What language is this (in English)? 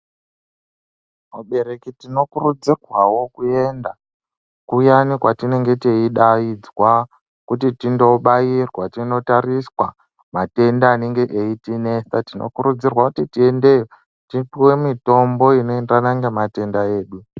Ndau